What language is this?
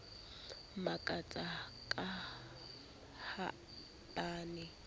Southern Sotho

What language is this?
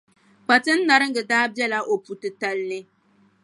Dagbani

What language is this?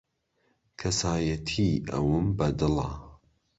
Central Kurdish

